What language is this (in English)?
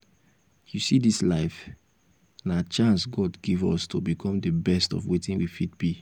Nigerian Pidgin